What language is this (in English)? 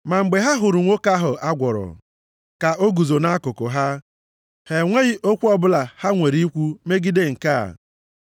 Igbo